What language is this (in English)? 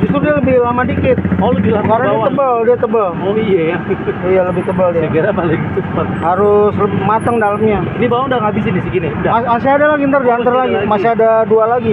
Indonesian